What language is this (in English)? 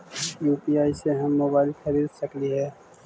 Magahi